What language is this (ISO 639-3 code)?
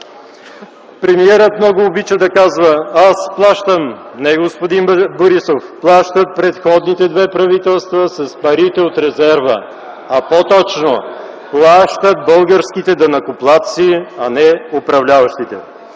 bul